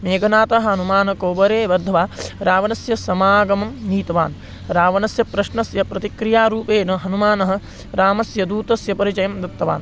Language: Sanskrit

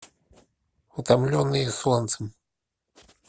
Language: Russian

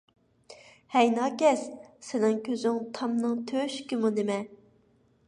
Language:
Uyghur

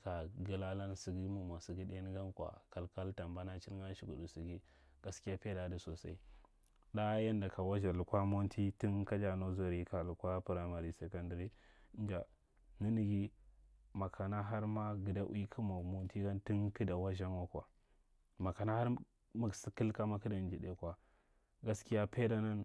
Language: Marghi Central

